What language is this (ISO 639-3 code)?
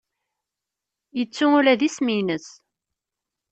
kab